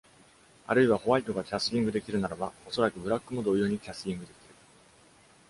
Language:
Japanese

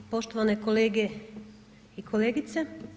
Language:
Croatian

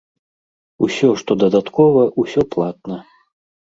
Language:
Belarusian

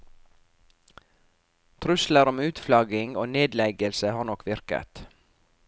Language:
Norwegian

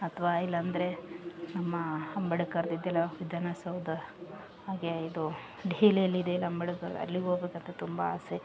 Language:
Kannada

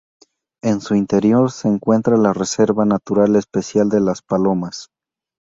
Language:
Spanish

